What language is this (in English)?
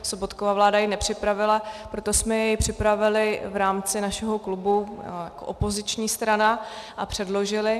Czech